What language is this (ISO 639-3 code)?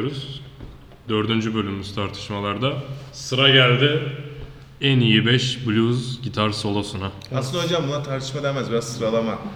tur